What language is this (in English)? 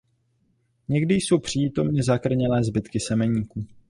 Czech